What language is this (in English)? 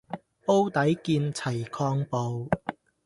Cantonese